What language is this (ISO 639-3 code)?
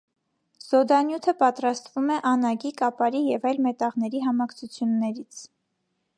hye